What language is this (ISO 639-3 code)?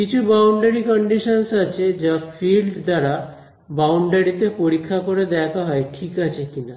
ben